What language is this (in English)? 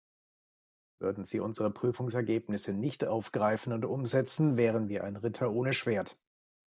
German